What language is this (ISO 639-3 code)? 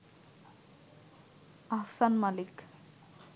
ben